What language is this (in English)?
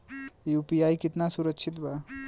Bhojpuri